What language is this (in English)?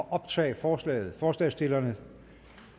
Danish